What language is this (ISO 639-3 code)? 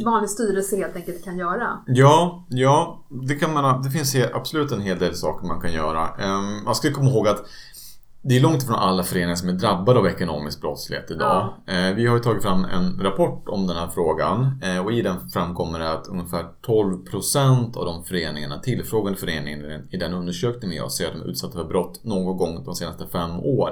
swe